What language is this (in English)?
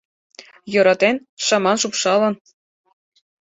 Mari